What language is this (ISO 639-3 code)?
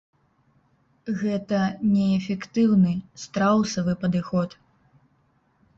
bel